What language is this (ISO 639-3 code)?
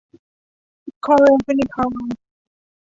tha